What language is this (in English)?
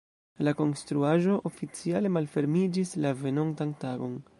Esperanto